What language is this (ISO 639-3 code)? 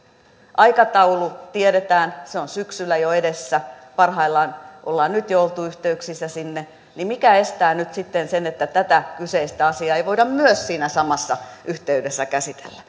fin